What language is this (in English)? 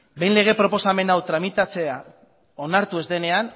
Basque